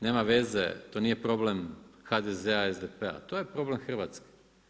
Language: Croatian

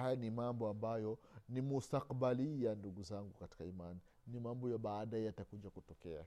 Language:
Swahili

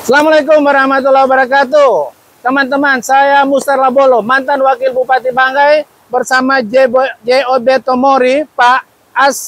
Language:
Indonesian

